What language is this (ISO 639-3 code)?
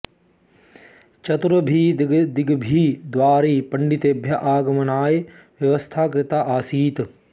san